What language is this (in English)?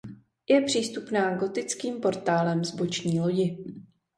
Czech